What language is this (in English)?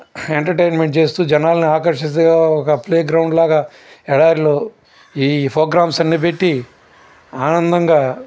Telugu